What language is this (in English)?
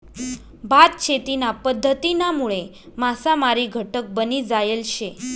Marathi